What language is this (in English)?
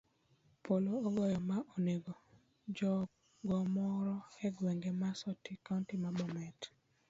Luo (Kenya and Tanzania)